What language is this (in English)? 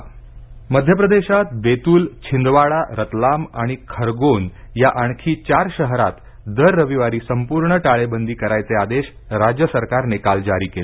Marathi